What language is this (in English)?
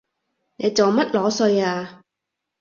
Cantonese